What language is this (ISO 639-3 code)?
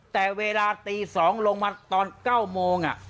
tha